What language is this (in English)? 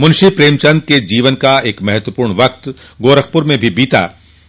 Hindi